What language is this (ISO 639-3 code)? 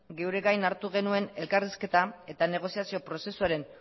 eus